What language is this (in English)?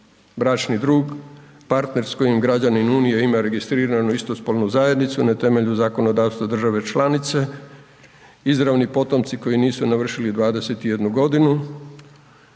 Croatian